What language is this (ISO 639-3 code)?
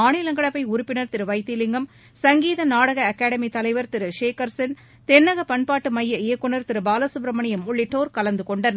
tam